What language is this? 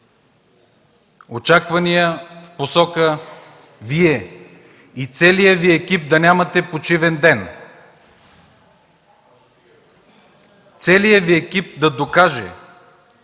Bulgarian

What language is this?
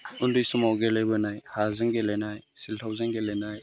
Bodo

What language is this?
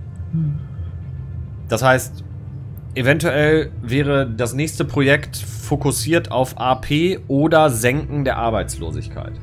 German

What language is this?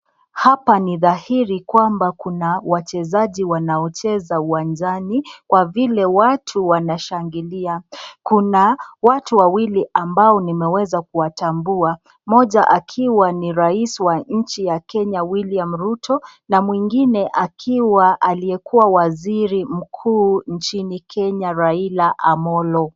Swahili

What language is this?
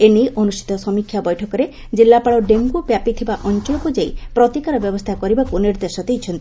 Odia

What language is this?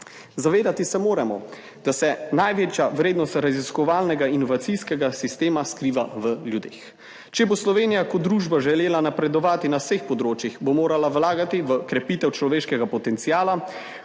Slovenian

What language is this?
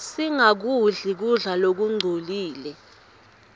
Swati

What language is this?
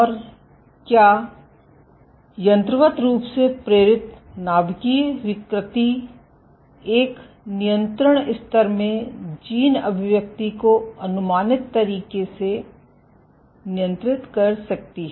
Hindi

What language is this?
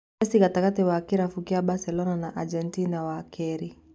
Kikuyu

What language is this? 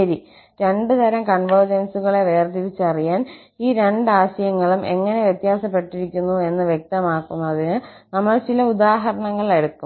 Malayalam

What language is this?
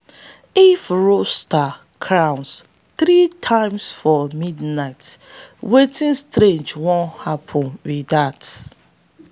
Nigerian Pidgin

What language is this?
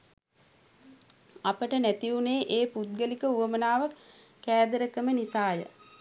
Sinhala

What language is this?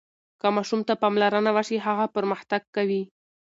Pashto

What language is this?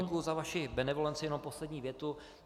Czech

